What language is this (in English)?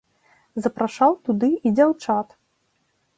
Belarusian